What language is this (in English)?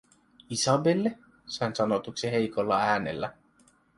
Finnish